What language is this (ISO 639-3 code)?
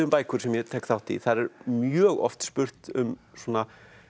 isl